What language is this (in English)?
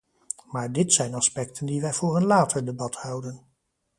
Dutch